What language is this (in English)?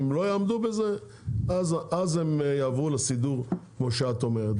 Hebrew